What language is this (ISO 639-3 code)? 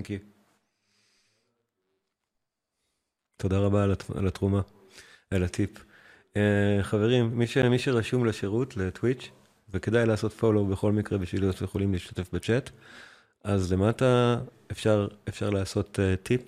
heb